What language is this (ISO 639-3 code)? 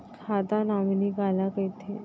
hne